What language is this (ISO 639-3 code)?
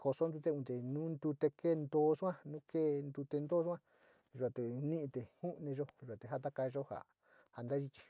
xti